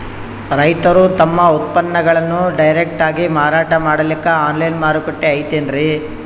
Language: Kannada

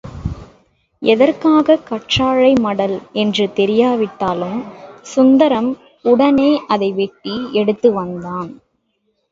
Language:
Tamil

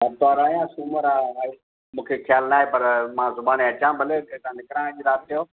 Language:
Sindhi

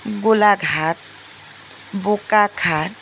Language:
Assamese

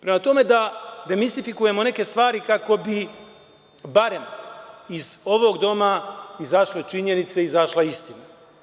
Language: Serbian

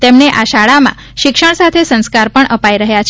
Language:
Gujarati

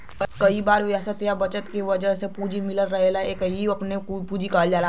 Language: Bhojpuri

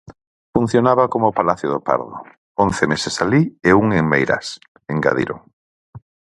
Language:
Galician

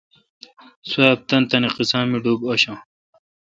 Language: Kalkoti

